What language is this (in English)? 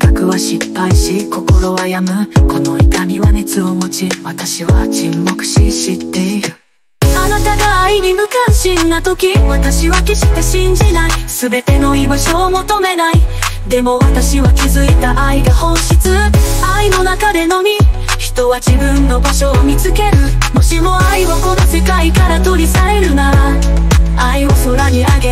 Japanese